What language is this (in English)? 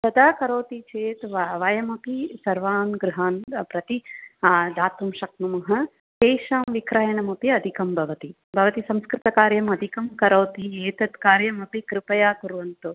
Sanskrit